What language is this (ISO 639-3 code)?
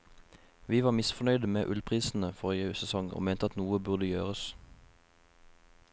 nor